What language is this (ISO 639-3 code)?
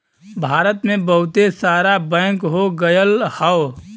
bho